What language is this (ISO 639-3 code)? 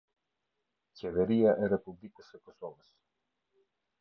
sqi